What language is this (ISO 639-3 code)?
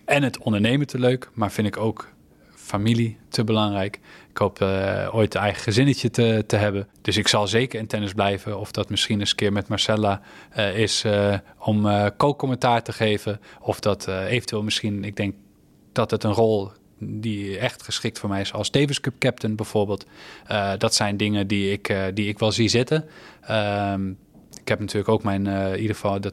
nld